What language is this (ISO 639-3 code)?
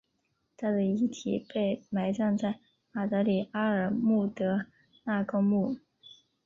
zho